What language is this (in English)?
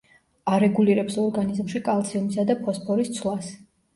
Georgian